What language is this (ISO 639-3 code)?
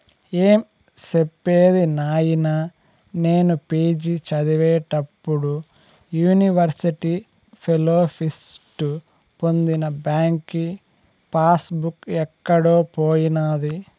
tel